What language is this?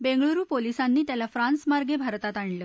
Marathi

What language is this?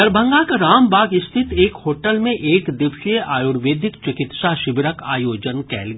Maithili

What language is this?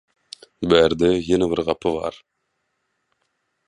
Turkmen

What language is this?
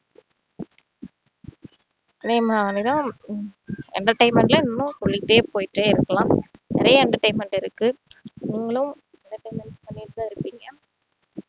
Tamil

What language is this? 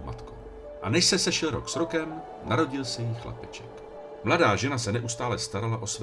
Czech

